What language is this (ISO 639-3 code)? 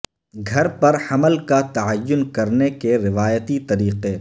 urd